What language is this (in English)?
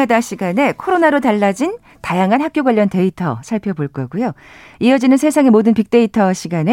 Korean